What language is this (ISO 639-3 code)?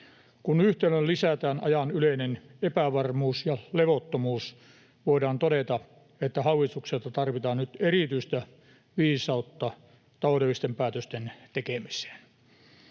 fin